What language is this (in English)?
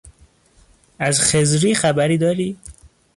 Persian